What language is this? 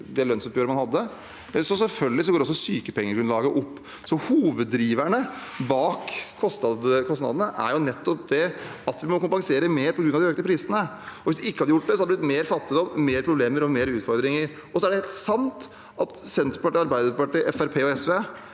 Norwegian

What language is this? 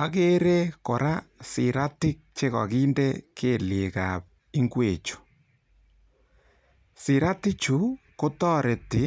Kalenjin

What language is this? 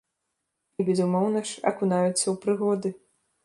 Belarusian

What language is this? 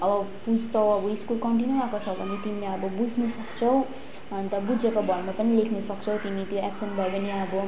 Nepali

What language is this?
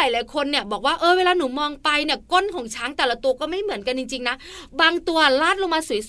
Thai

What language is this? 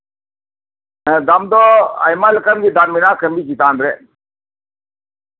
Santali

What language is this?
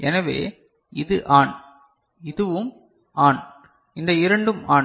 Tamil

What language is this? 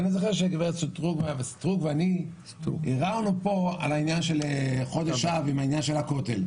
Hebrew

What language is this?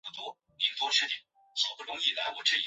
Chinese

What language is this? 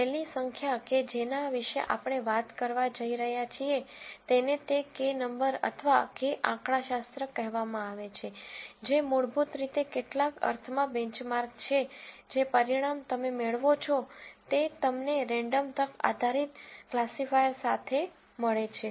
Gujarati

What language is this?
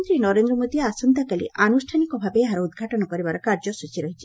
Odia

